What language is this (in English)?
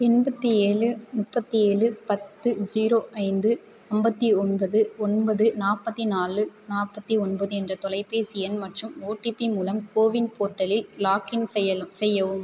Tamil